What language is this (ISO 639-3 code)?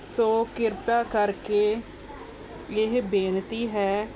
pan